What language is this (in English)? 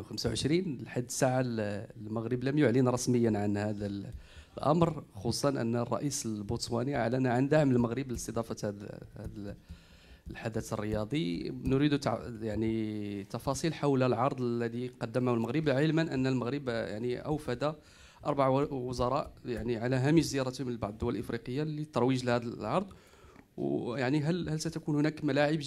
Arabic